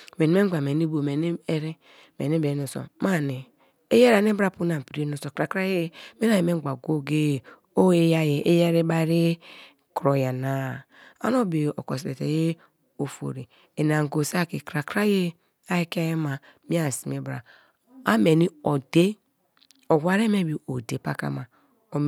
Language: Kalabari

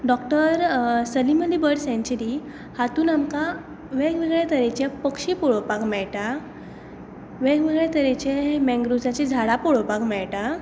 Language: Konkani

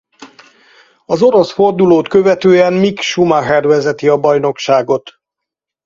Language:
Hungarian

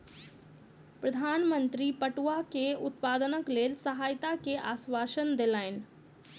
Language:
Maithili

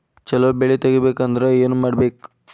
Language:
Kannada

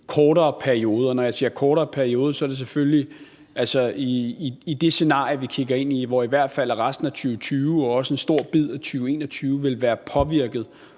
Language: Danish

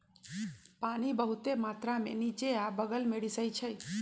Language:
Magahi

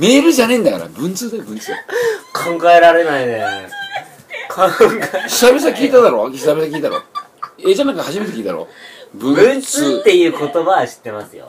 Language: Japanese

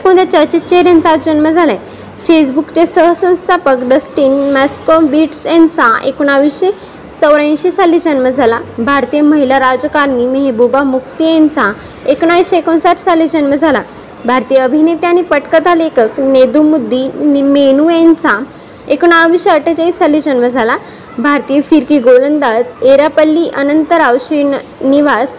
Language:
Marathi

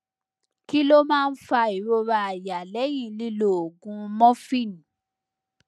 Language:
Yoruba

